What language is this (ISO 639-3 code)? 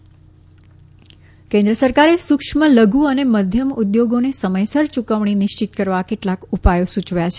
guj